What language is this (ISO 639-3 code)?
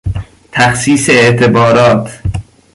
fas